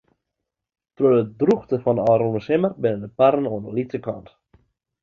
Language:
Western Frisian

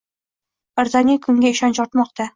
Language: Uzbek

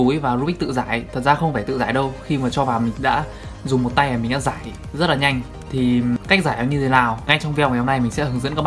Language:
Vietnamese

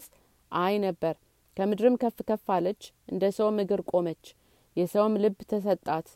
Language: Amharic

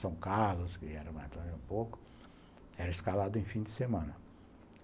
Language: Portuguese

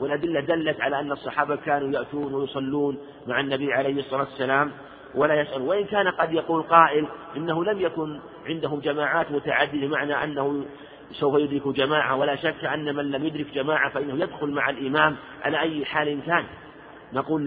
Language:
Arabic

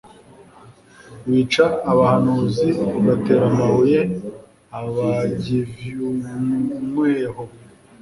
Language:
Kinyarwanda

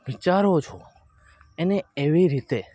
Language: Gujarati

